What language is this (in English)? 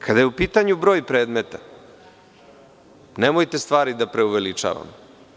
Serbian